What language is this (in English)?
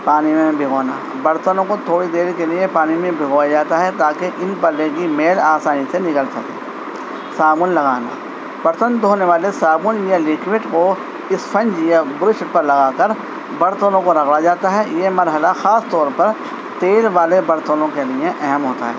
Urdu